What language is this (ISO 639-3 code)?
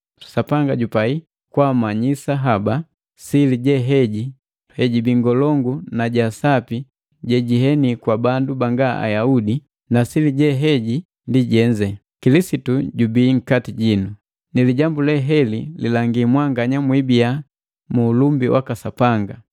mgv